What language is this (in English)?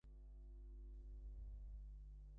Bangla